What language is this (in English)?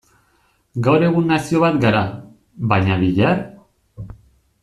Basque